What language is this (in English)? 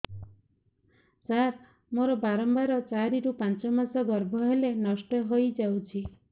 Odia